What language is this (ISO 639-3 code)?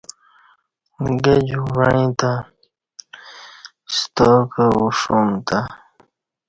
bsh